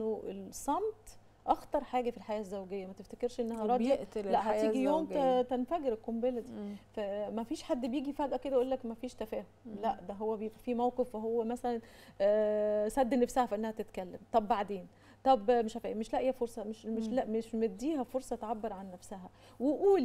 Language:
Arabic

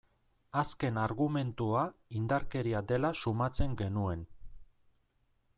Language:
Basque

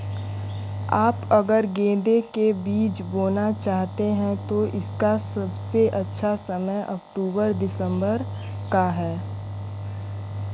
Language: Hindi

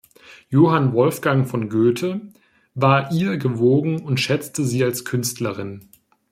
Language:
German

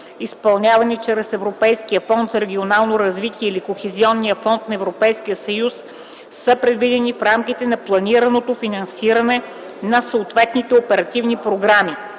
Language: Bulgarian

